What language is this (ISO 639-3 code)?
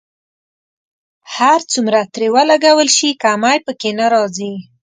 pus